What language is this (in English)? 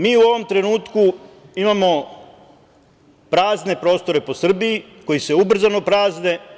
Serbian